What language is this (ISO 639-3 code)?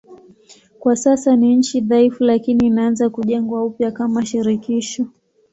swa